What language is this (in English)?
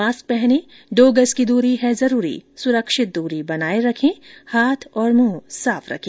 Hindi